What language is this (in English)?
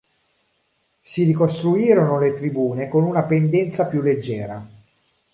Italian